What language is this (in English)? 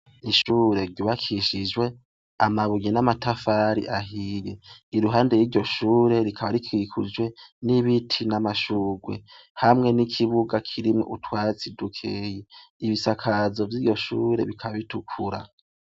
Rundi